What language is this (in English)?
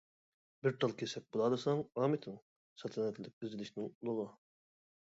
Uyghur